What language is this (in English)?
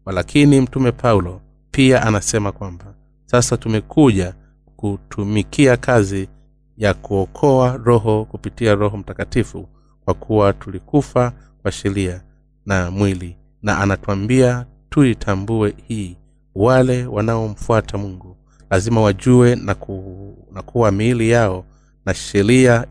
Swahili